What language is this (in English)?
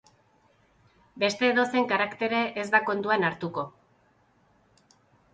Basque